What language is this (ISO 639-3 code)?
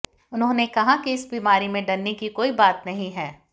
hin